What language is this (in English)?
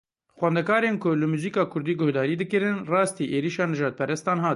Kurdish